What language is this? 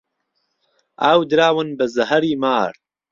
Central Kurdish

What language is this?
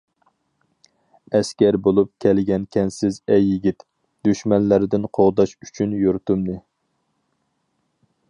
Uyghur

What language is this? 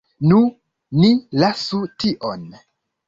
Esperanto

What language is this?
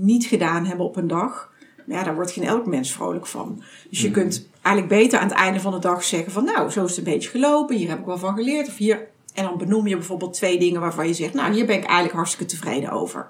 Dutch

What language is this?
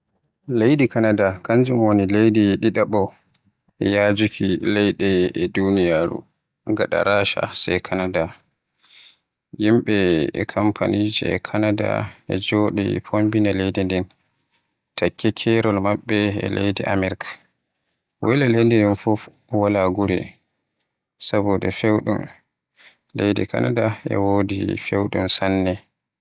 Western Niger Fulfulde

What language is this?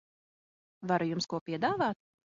Latvian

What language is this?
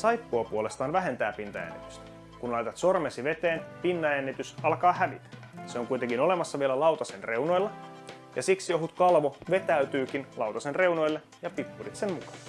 Finnish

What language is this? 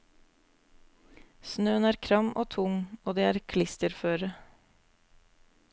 Norwegian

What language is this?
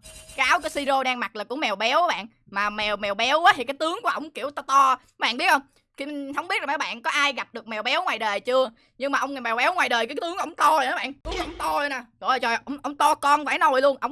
Vietnamese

